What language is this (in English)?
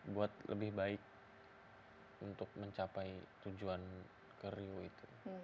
Indonesian